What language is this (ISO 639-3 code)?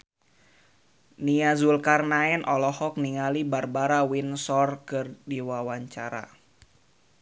sun